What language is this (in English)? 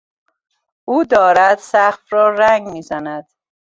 Persian